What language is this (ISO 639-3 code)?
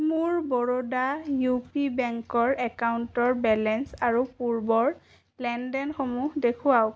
asm